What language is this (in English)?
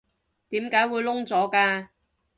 Cantonese